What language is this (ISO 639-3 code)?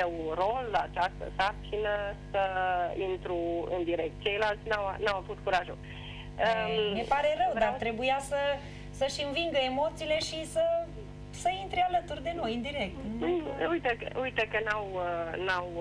ron